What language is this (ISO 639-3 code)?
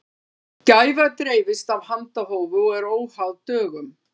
isl